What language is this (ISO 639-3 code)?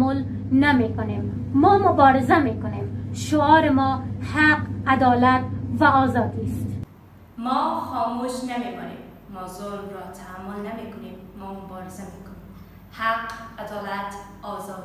fas